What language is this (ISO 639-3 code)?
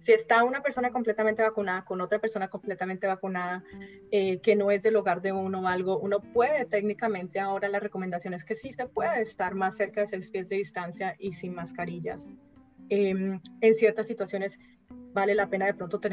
spa